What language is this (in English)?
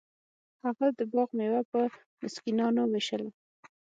Pashto